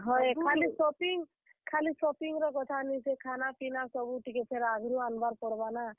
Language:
Odia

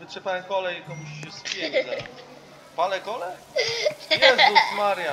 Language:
Polish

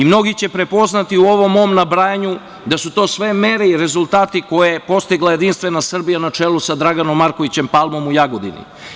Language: Serbian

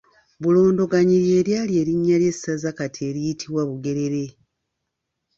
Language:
Ganda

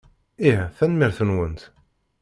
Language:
Kabyle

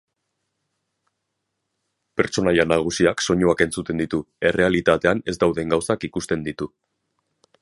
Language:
Basque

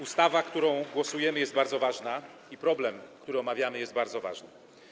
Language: Polish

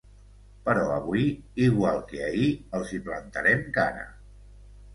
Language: Catalan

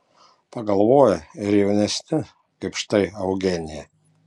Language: Lithuanian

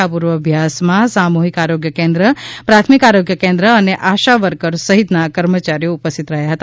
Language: Gujarati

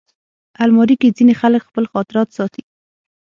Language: Pashto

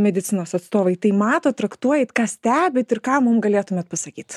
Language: Lithuanian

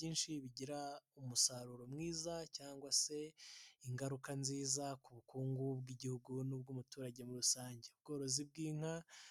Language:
Kinyarwanda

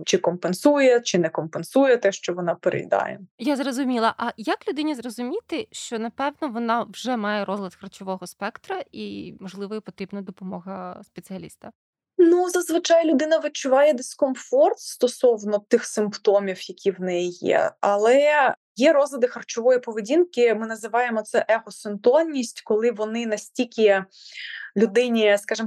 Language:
Ukrainian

